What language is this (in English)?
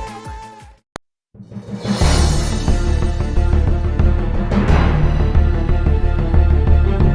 Turkish